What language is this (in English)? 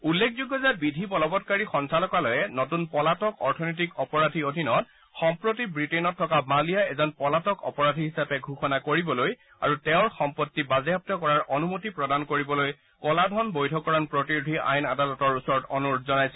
Assamese